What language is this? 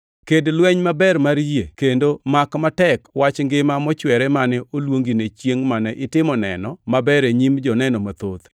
Luo (Kenya and Tanzania)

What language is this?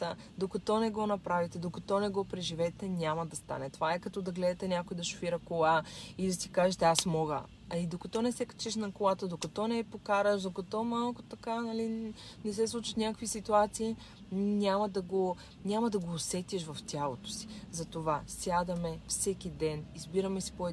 Bulgarian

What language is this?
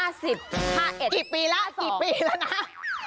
Thai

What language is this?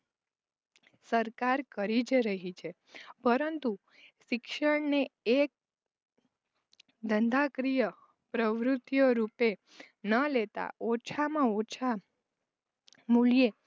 Gujarati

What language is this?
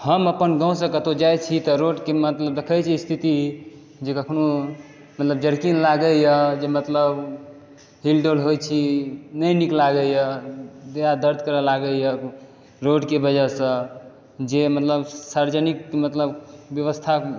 Maithili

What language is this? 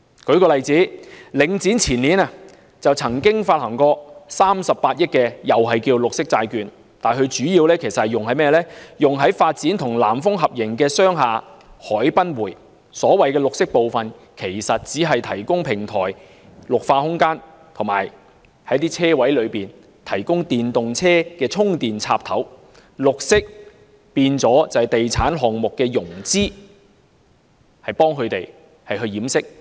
Cantonese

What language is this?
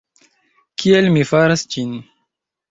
Esperanto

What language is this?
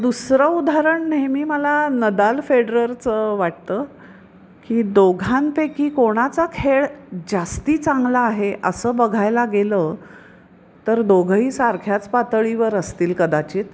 Marathi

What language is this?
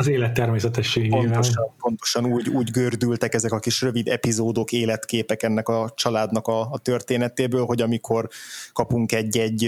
Hungarian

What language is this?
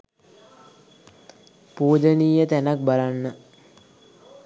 Sinhala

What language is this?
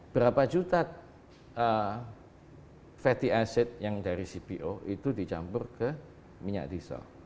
Indonesian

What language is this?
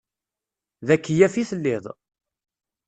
Kabyle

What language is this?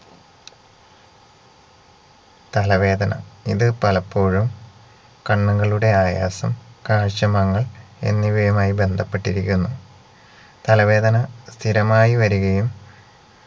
Malayalam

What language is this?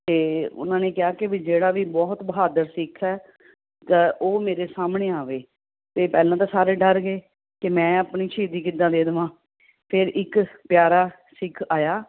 Punjabi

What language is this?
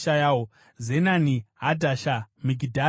Shona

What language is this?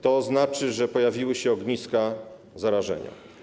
Polish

